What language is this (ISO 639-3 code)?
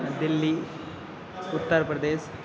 san